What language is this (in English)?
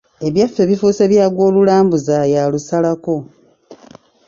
Ganda